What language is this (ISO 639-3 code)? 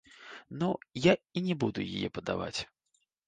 bel